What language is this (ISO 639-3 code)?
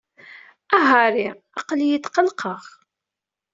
kab